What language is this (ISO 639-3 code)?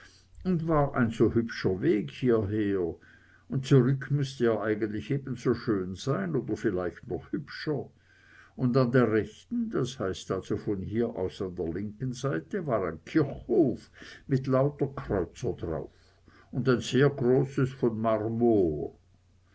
deu